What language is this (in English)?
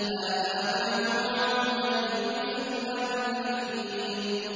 Arabic